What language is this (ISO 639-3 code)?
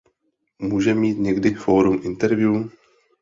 ces